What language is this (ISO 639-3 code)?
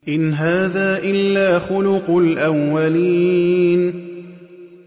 ara